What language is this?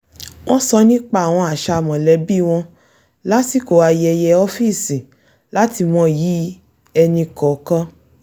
Yoruba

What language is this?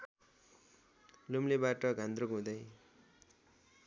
Nepali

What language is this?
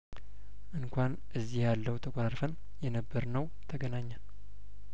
Amharic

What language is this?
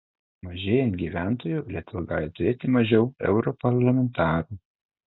Lithuanian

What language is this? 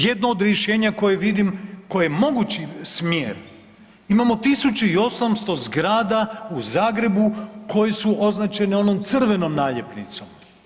Croatian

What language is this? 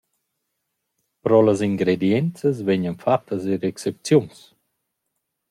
Romansh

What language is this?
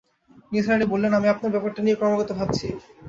Bangla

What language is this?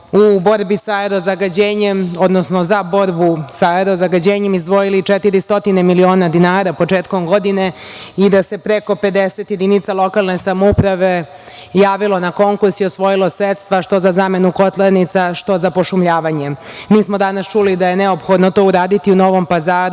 Serbian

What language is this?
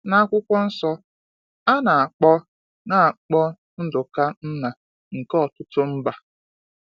Igbo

